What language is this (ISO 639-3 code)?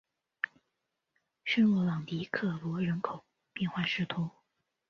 zho